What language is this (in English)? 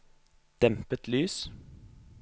Norwegian